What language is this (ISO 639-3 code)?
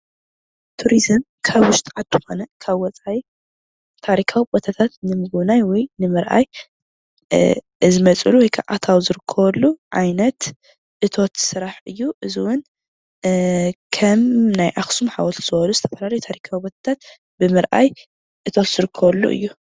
tir